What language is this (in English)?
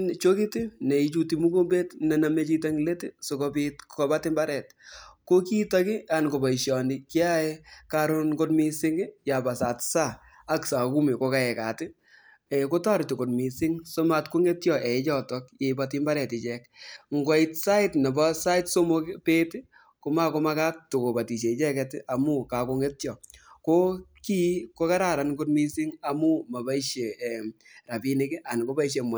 Kalenjin